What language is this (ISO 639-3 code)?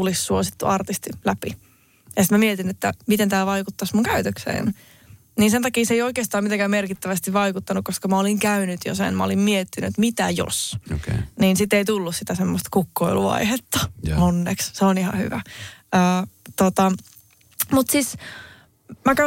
fin